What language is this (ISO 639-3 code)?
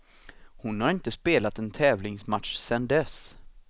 swe